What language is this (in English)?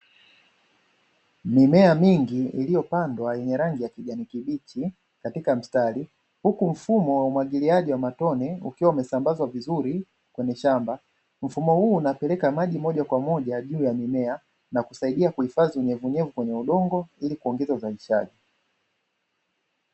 Swahili